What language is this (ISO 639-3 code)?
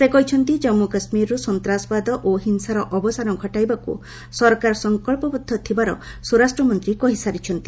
ori